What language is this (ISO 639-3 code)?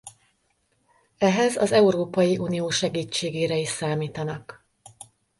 hun